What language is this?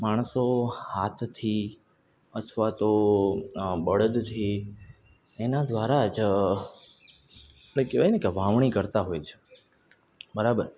Gujarati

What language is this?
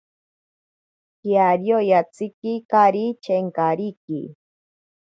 Ashéninka Perené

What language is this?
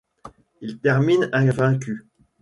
French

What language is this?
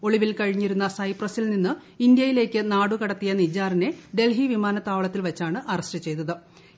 Malayalam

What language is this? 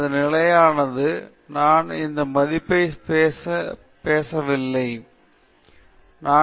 Tamil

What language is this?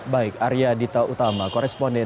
Indonesian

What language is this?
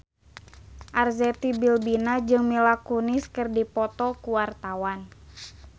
Sundanese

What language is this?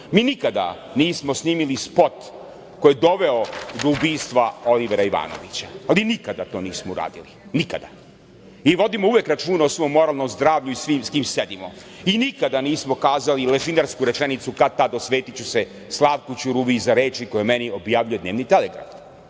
Serbian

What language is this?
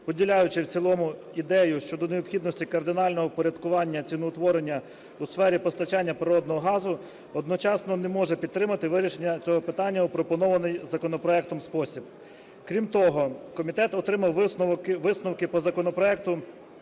Ukrainian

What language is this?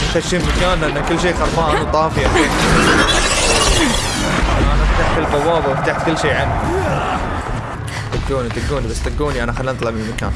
Arabic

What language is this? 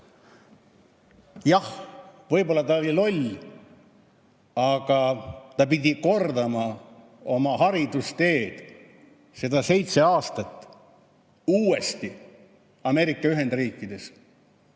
Estonian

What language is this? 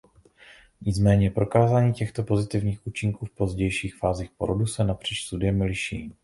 Czech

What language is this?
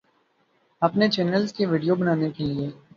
Urdu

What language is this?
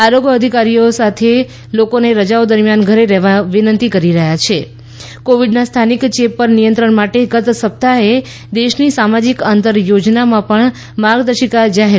Gujarati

